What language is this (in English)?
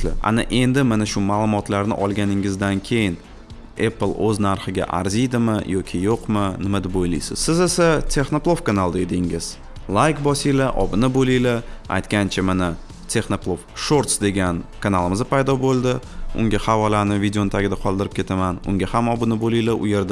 Turkish